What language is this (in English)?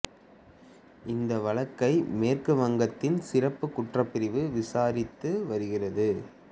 Tamil